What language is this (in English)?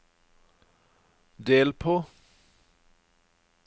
Norwegian